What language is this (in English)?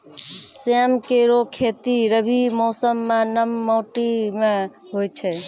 Maithili